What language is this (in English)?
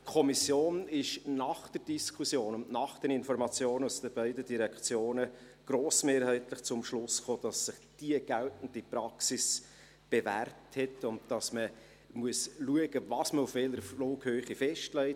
Swiss German